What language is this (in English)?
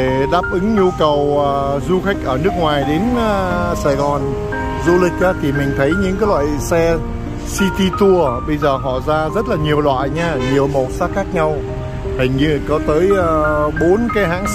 Vietnamese